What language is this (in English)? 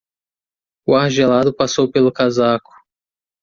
Portuguese